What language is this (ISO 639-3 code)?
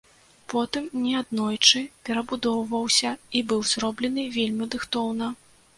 bel